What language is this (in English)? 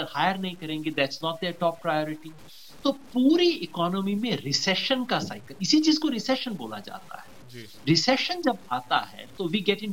Hindi